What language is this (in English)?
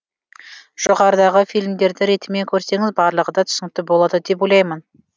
Kazakh